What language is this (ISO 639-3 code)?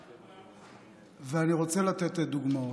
heb